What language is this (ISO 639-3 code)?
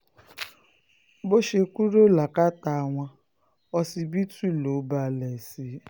yor